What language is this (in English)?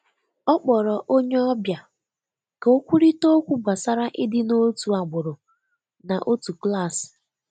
Igbo